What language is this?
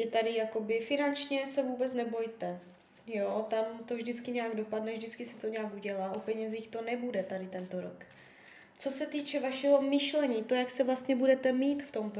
Czech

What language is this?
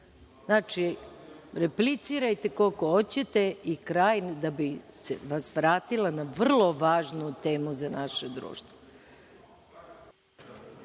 Serbian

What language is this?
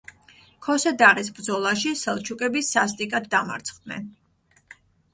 Georgian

